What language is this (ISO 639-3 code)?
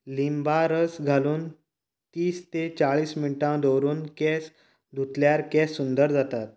kok